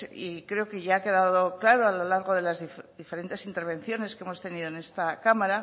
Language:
Spanish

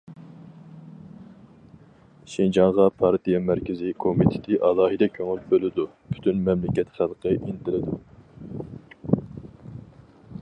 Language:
Uyghur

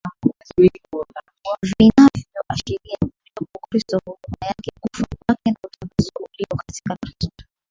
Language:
Swahili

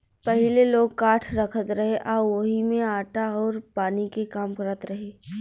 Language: Bhojpuri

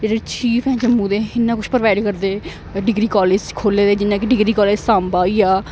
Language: Dogri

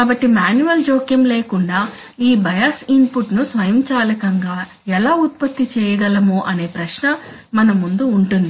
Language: Telugu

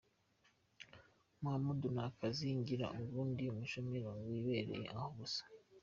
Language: Kinyarwanda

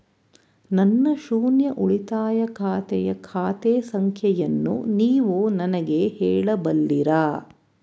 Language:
Kannada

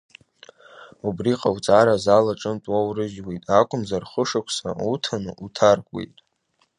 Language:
Abkhazian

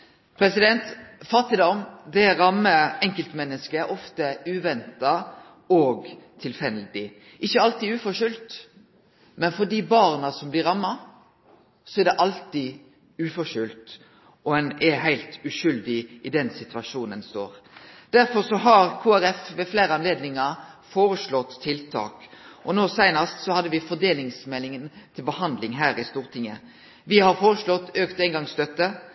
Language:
Norwegian Nynorsk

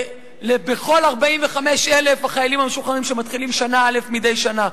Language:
Hebrew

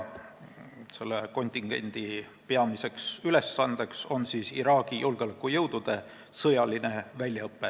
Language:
Estonian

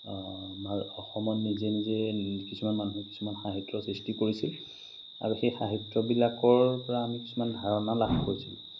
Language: Assamese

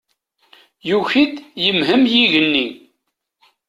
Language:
Kabyle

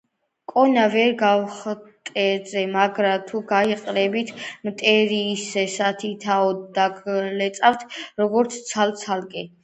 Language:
Georgian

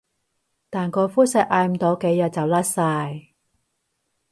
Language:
Cantonese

